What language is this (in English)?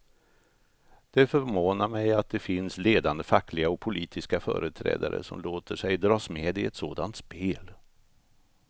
Swedish